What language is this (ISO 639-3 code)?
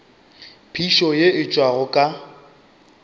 nso